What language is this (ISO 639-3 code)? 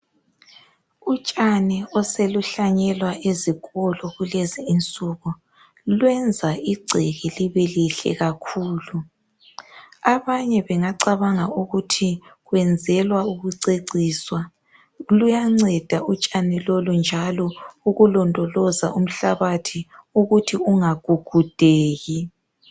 nde